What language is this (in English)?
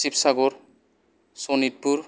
Bodo